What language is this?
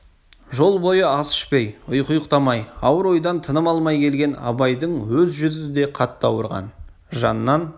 Kazakh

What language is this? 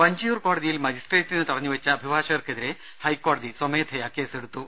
Malayalam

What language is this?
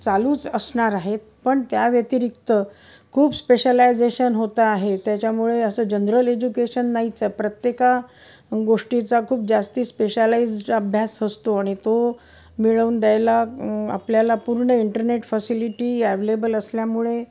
Marathi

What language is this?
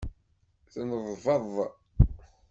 Kabyle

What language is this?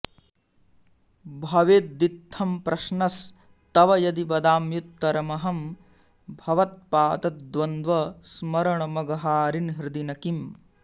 Sanskrit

